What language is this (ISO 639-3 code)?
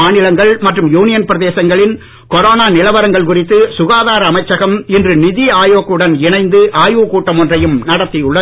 tam